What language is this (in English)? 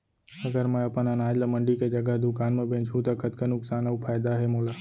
Chhattisgarhi